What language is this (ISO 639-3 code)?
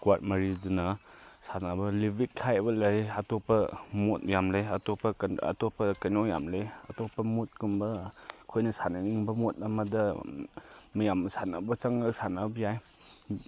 mni